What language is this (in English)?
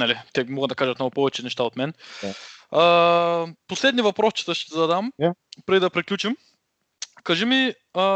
Bulgarian